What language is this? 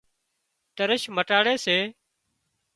Wadiyara Koli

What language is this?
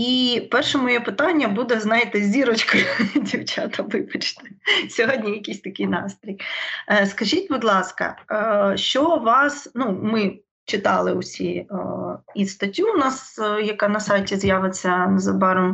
Ukrainian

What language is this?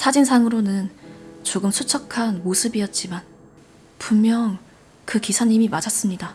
Korean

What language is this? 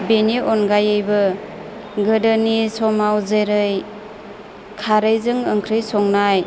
Bodo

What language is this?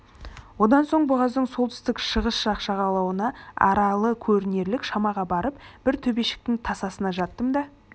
Kazakh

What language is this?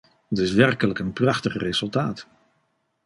Dutch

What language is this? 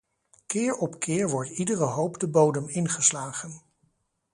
Dutch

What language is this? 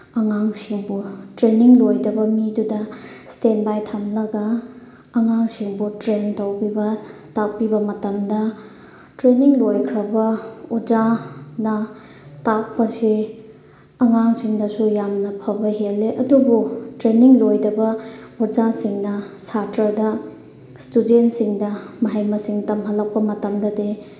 Manipuri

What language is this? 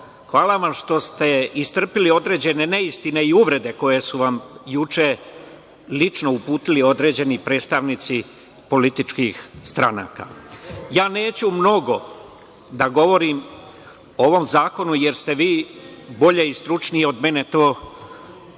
Serbian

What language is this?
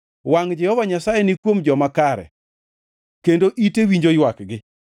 Luo (Kenya and Tanzania)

